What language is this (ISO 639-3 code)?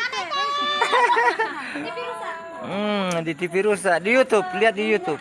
ind